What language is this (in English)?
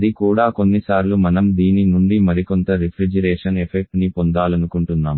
Telugu